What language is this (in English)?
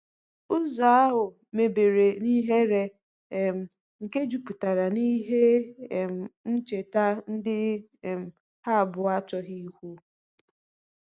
Igbo